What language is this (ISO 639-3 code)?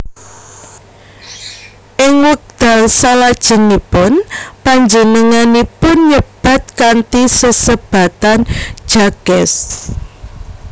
jav